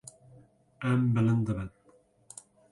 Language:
Kurdish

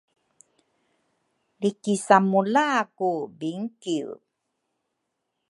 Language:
Rukai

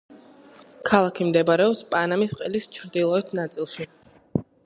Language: Georgian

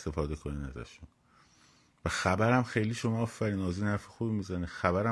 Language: Persian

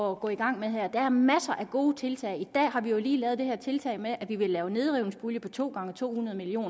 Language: Danish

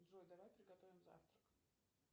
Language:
Russian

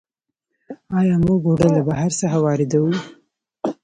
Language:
Pashto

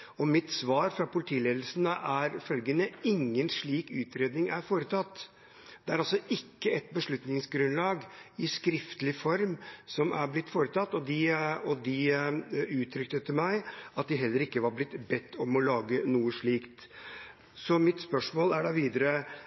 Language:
Norwegian Bokmål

